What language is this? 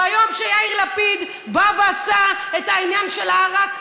Hebrew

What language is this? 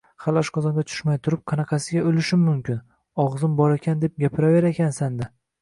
Uzbek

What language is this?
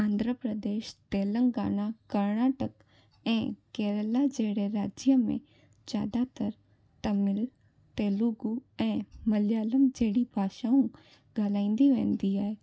Sindhi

